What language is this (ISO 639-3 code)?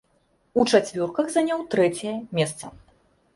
bel